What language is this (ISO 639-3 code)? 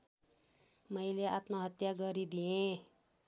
nep